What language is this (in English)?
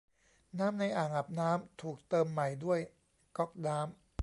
Thai